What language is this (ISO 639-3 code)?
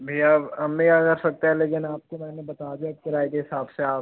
hin